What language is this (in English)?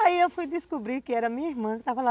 Portuguese